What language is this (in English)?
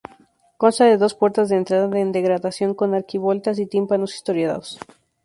Spanish